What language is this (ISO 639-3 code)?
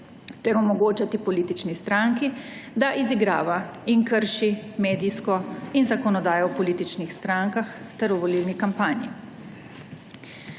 slv